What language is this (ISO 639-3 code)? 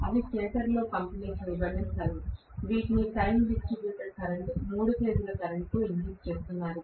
tel